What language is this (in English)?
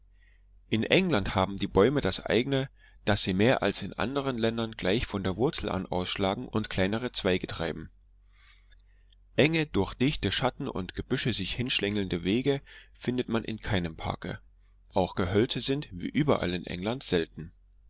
German